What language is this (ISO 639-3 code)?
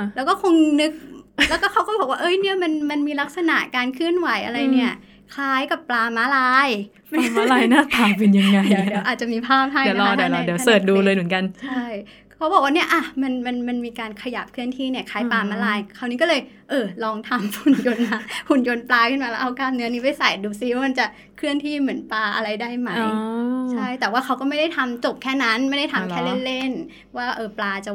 tha